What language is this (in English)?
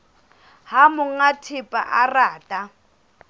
Southern Sotho